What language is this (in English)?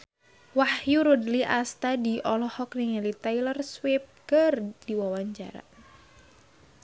Sundanese